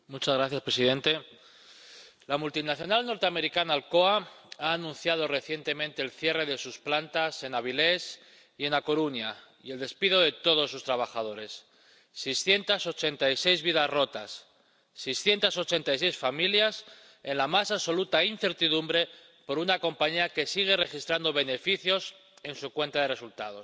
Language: Spanish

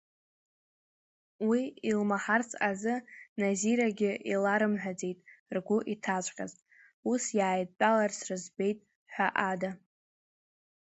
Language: Abkhazian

